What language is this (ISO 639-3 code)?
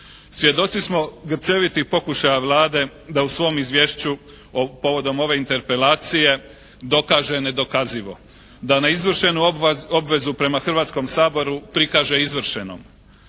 hrv